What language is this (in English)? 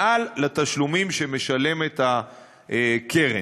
Hebrew